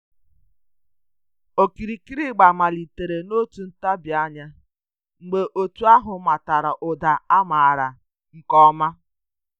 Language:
Igbo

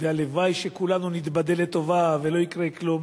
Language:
Hebrew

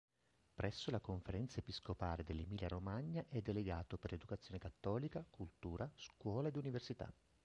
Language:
Italian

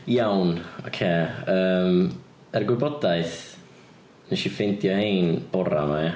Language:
Welsh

